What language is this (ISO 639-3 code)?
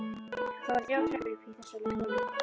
isl